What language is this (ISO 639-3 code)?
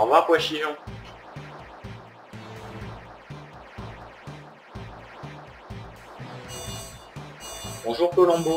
fra